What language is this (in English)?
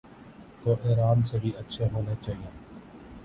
Urdu